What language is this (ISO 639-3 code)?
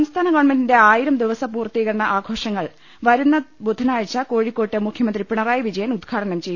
mal